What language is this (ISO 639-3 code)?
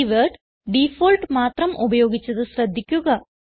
mal